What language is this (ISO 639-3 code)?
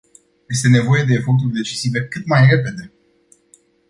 ron